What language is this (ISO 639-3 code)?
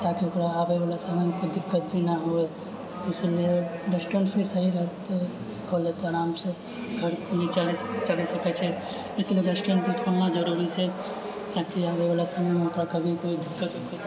mai